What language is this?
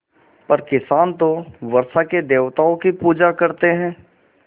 Hindi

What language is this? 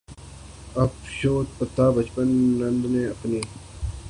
Urdu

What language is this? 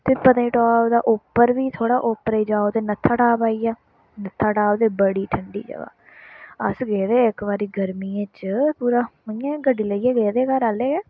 Dogri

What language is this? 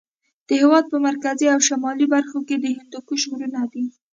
Pashto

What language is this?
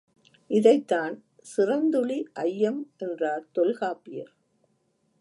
Tamil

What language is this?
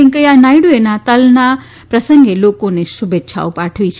Gujarati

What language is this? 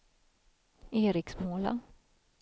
Swedish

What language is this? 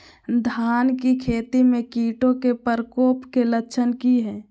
Magahi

